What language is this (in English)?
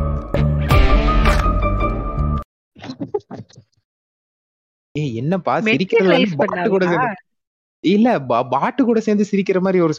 Tamil